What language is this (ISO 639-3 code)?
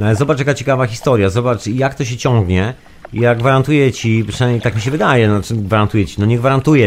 pol